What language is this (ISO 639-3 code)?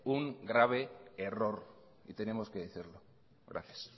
spa